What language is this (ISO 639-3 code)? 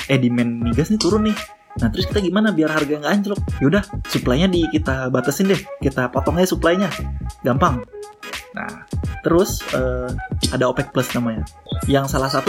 ind